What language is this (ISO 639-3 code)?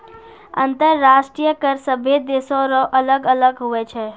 mai